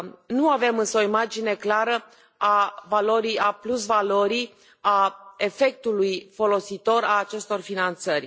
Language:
Romanian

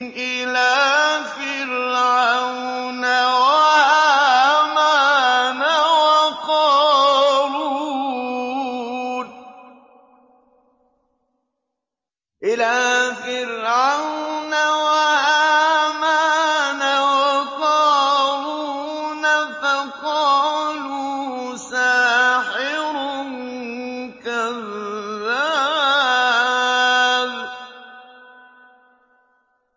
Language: Arabic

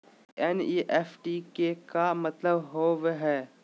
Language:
Magahi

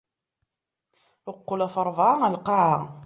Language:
Kabyle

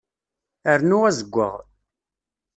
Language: Kabyle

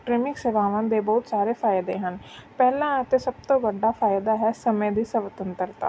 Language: Punjabi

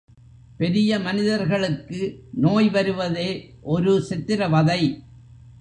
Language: Tamil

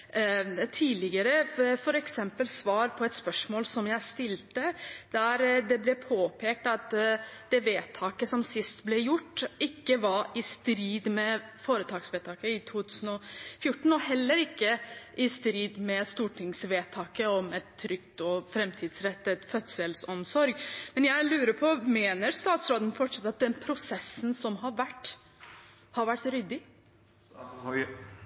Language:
Norwegian Bokmål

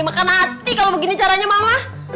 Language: Indonesian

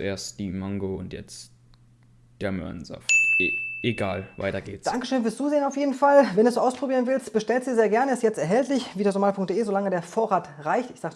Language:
German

